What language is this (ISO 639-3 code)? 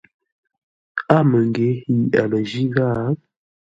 nla